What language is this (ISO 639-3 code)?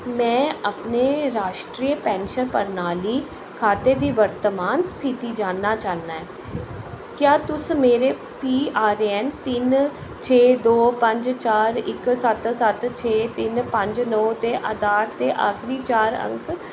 doi